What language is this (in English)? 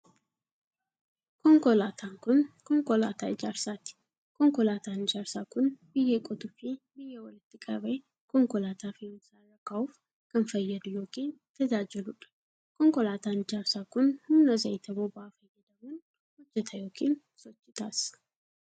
Oromo